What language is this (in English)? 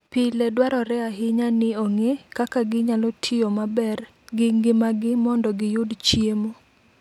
Luo (Kenya and Tanzania)